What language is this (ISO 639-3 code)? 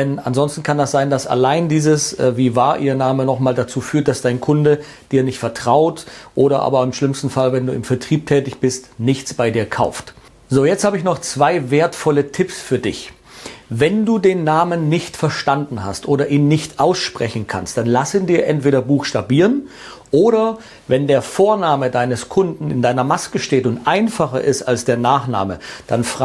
deu